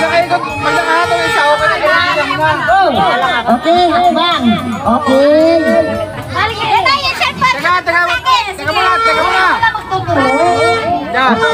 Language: Thai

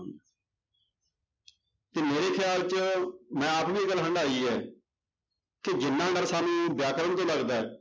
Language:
Punjabi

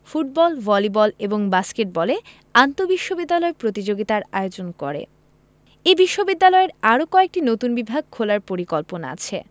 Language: Bangla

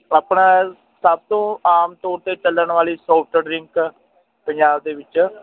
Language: Punjabi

